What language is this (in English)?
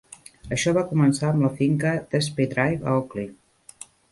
Catalan